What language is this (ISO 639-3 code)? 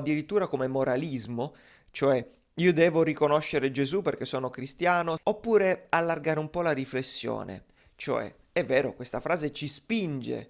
ita